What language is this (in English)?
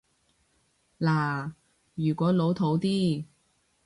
Cantonese